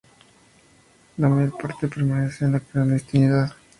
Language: Spanish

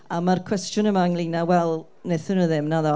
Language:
Welsh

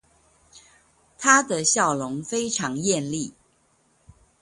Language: Chinese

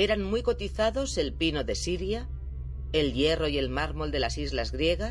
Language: Spanish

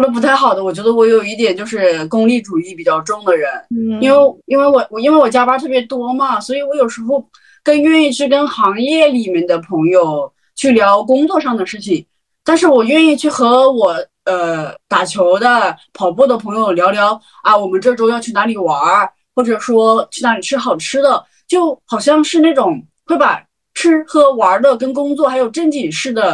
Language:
Chinese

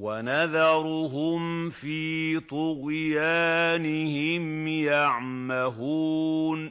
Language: Arabic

